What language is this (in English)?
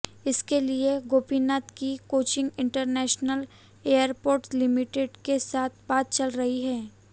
Hindi